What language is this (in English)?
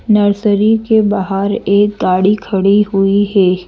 Hindi